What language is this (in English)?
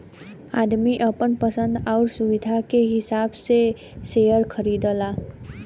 Bhojpuri